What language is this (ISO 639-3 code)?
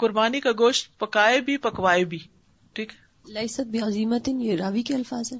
urd